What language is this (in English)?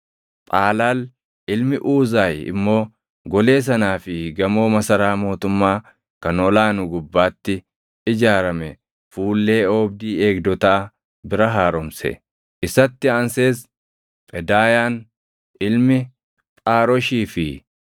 Oromo